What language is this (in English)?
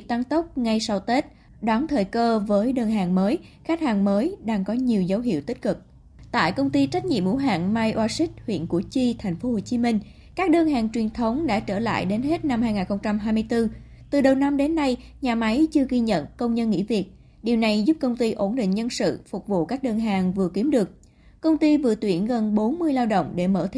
Vietnamese